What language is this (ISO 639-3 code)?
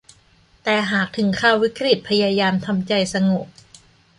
tha